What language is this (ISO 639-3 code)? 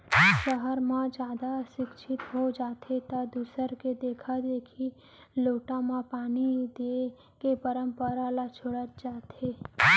hne